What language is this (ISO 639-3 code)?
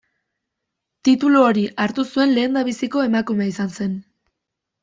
eus